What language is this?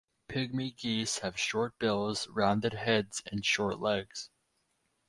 English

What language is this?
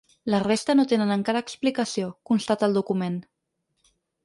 Catalan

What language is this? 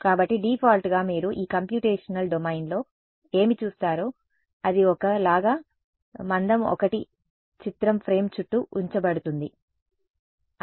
Telugu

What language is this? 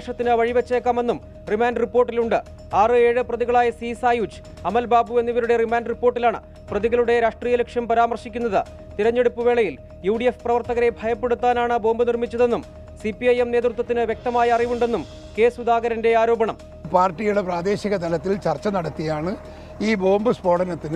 Malayalam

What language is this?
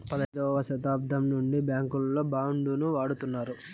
Telugu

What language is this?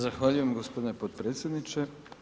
Croatian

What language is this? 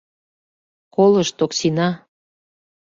Mari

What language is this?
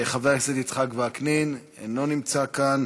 Hebrew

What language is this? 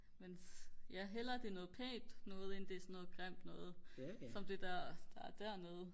Danish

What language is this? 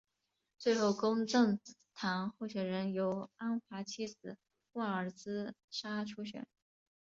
Chinese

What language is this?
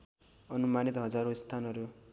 Nepali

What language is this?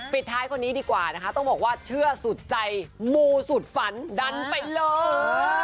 Thai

